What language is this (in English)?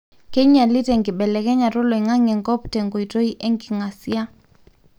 Masai